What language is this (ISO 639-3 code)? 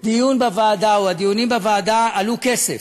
heb